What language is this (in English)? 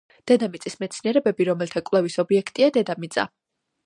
Georgian